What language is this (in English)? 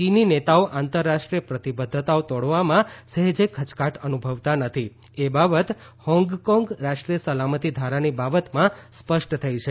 Gujarati